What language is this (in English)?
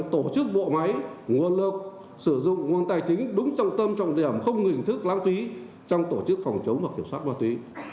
Vietnamese